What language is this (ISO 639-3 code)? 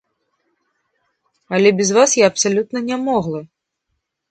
bel